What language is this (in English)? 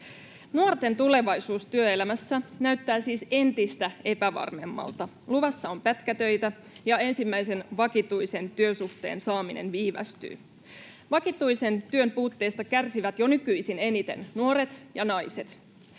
Finnish